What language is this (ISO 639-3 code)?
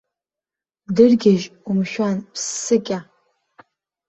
abk